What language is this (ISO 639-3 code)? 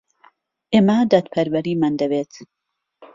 ckb